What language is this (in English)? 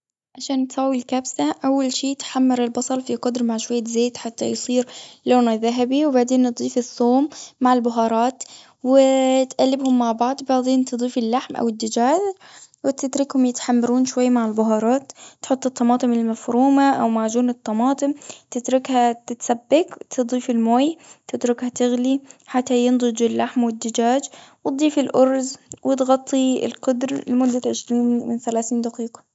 Gulf Arabic